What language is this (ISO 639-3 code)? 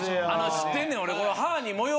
jpn